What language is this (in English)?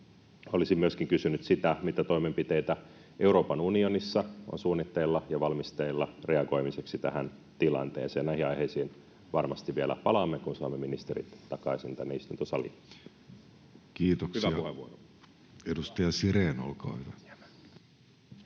Finnish